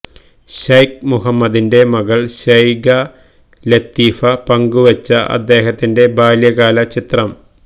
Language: Malayalam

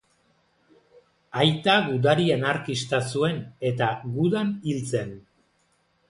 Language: Basque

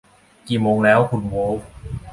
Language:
Thai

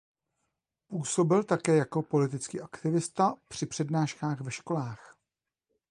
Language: Czech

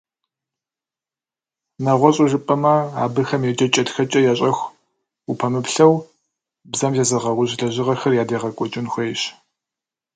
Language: Kabardian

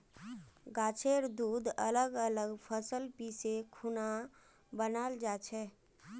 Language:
Magahi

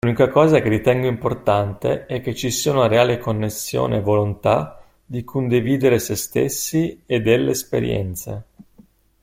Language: Italian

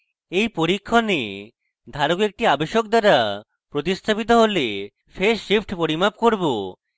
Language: Bangla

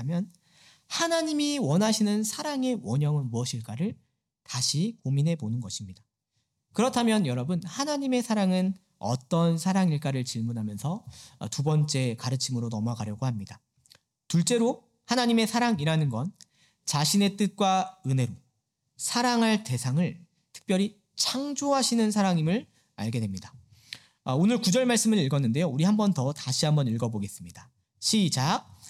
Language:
Korean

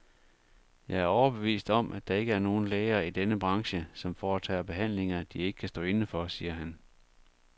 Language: Danish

